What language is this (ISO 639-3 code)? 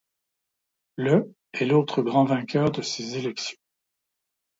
fra